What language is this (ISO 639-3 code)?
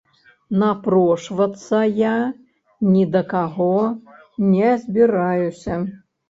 bel